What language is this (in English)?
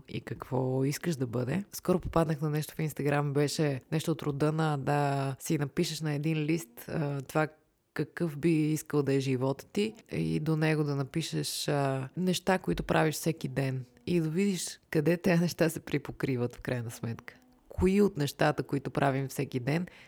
Bulgarian